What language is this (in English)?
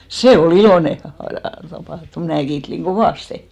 Finnish